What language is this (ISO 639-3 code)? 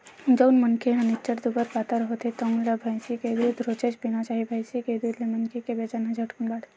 hne